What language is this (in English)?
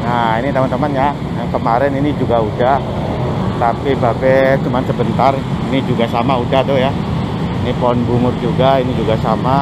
Indonesian